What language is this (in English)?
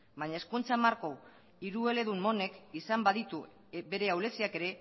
Basque